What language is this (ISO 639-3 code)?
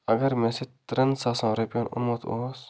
kas